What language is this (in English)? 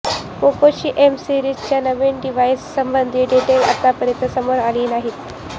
Marathi